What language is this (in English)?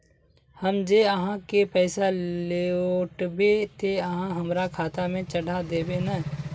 Magahi